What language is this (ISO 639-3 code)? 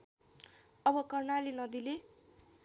nep